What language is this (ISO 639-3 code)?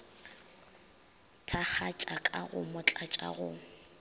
nso